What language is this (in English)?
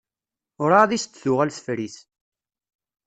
Kabyle